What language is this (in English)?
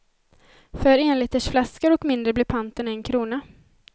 Swedish